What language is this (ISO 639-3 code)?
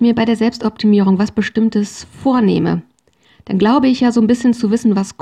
deu